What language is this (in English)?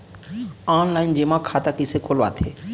Chhattisgarhi